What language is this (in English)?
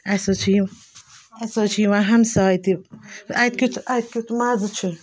Kashmiri